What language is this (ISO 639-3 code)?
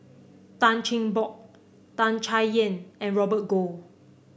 eng